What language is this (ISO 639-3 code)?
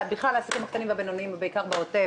heb